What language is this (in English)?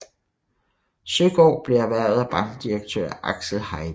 Danish